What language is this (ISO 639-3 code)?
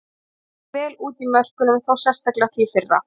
isl